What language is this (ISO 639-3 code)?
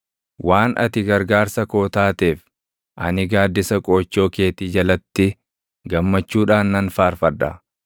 orm